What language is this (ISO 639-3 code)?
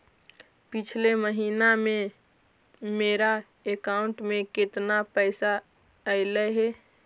mag